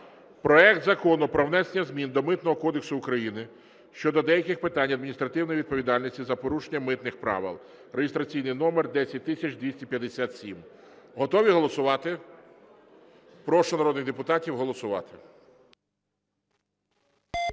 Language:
Ukrainian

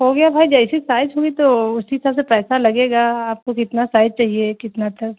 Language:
Urdu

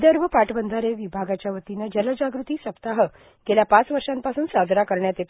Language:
Marathi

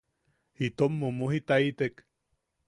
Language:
Yaqui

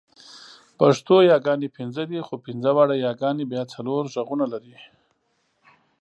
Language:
Pashto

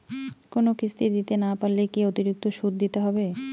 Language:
Bangla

